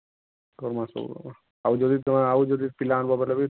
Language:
Odia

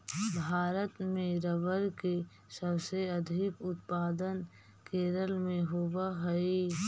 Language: Magahi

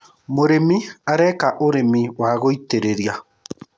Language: Kikuyu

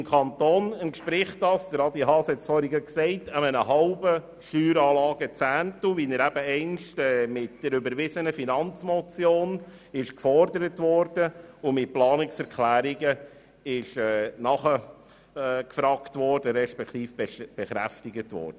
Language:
Swiss German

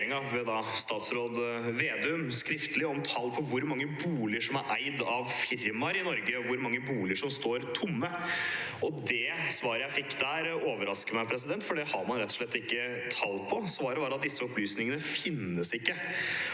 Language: Norwegian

